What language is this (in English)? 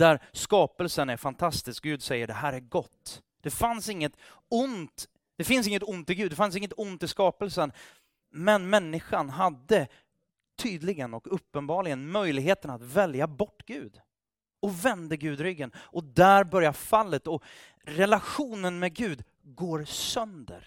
Swedish